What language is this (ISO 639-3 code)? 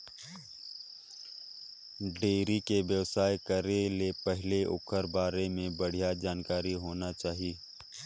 hne